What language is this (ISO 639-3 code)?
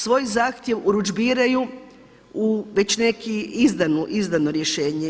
hrv